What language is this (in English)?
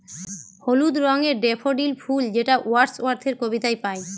Bangla